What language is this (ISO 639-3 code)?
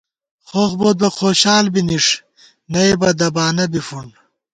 gwt